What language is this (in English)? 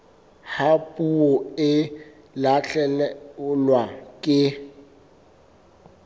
Southern Sotho